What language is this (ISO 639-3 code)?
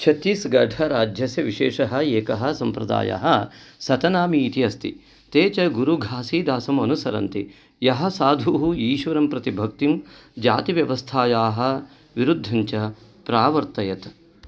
san